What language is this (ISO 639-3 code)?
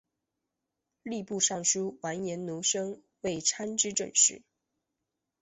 zho